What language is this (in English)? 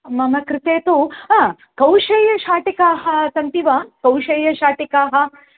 Sanskrit